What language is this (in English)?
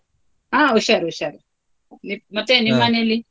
Kannada